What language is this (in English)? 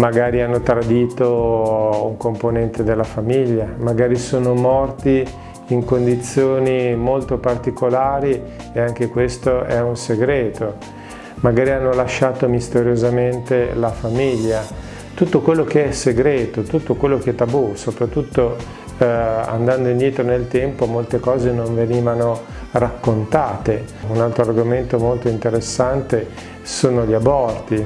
Italian